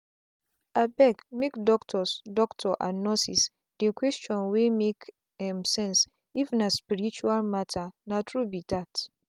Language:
Nigerian Pidgin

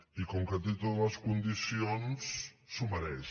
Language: Catalan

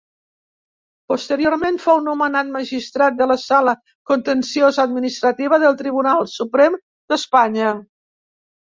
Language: Catalan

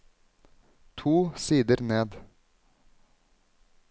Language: Norwegian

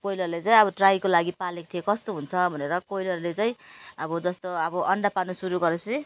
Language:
Nepali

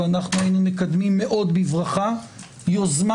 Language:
Hebrew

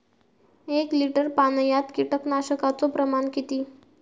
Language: Marathi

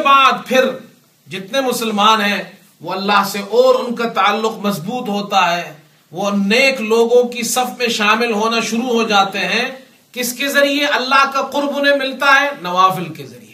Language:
Urdu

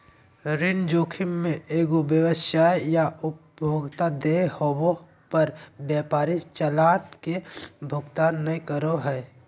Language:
Magahi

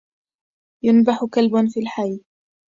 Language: Arabic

